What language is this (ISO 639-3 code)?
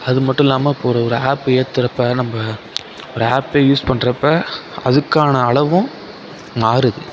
tam